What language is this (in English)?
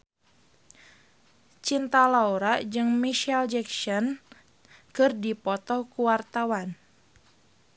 Sundanese